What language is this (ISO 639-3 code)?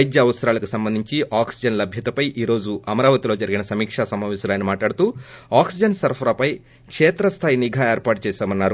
tel